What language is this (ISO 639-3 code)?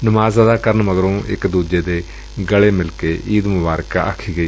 pan